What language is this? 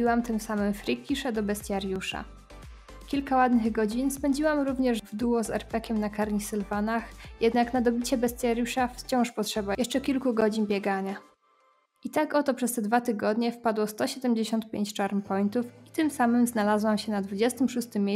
Polish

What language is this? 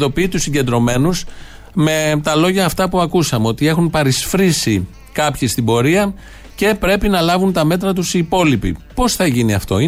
Greek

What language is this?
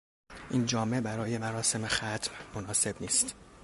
Persian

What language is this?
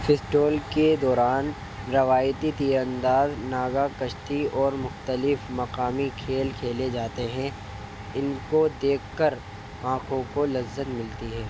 Urdu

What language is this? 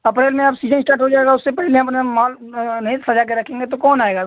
Hindi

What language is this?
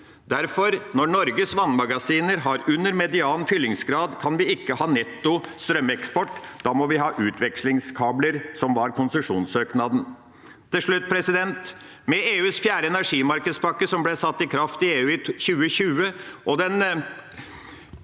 Norwegian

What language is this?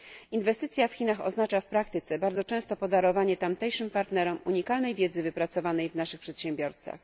Polish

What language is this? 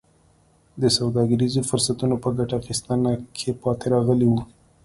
Pashto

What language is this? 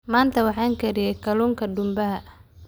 Somali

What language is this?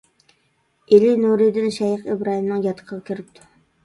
Uyghur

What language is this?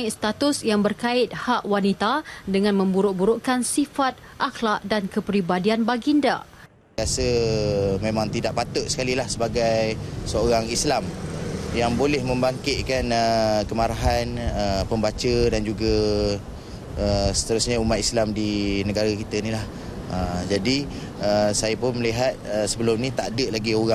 Malay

